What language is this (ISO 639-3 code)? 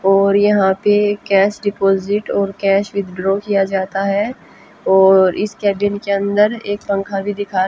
hin